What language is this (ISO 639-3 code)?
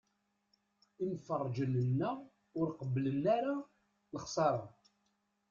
kab